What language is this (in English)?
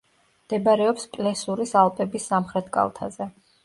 Georgian